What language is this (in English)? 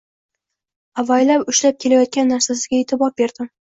Uzbek